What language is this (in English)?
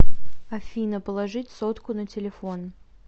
Russian